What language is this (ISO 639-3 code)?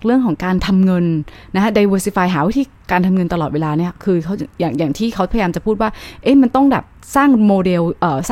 tha